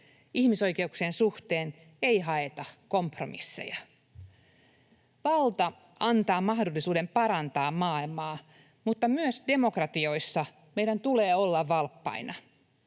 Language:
Finnish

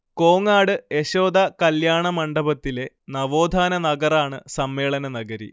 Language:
Malayalam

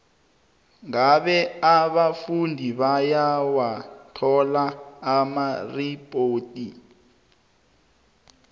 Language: South Ndebele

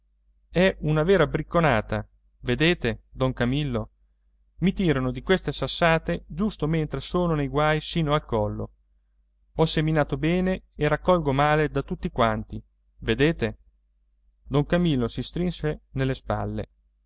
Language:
Italian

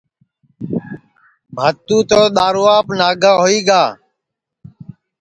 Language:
Sansi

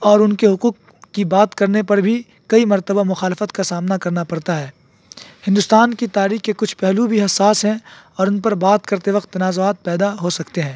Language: Urdu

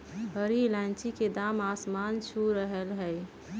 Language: Magahi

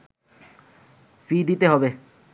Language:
Bangla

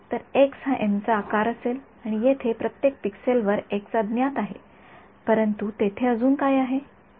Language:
Marathi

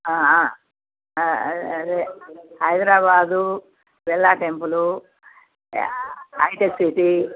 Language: Telugu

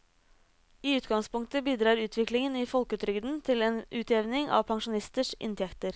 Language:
Norwegian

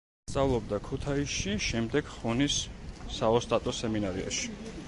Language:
Georgian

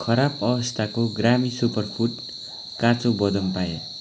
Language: Nepali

